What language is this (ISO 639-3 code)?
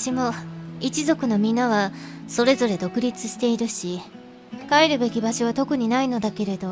jpn